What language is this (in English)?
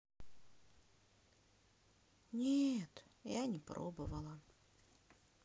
Russian